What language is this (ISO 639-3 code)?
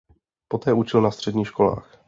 ces